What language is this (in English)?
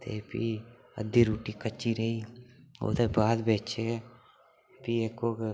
Dogri